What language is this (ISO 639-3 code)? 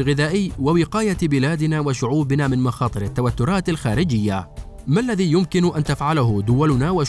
ara